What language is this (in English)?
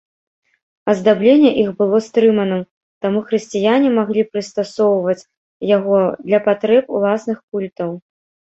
Belarusian